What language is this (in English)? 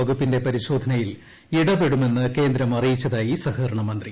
Malayalam